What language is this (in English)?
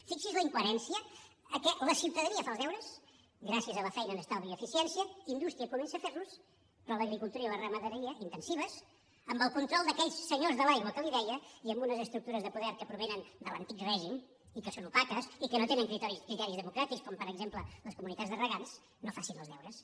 Catalan